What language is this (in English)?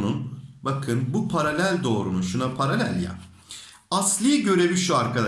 Turkish